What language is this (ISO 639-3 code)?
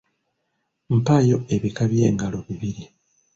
lug